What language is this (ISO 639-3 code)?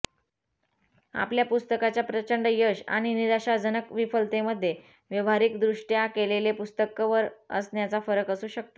mar